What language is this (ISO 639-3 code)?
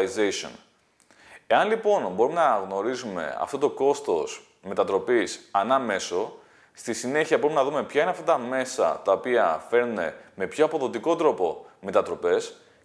ell